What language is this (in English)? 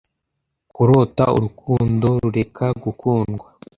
Kinyarwanda